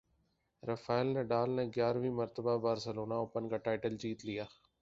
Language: Urdu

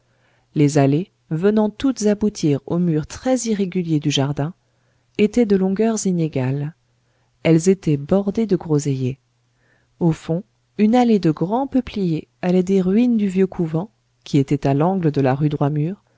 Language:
French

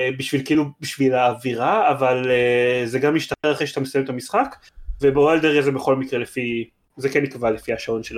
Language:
Hebrew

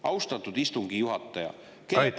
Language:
Estonian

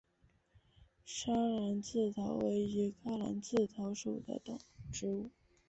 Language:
Chinese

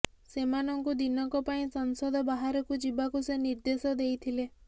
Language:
Odia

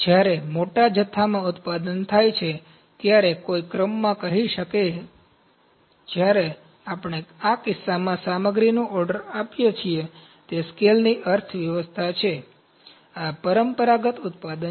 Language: Gujarati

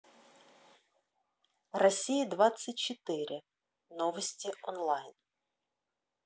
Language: Russian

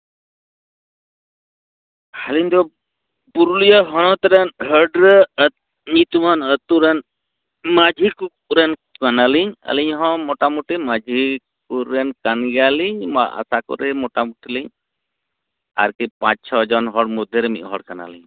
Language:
Santali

